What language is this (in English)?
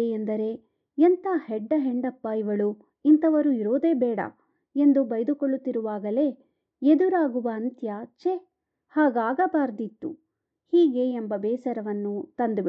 Kannada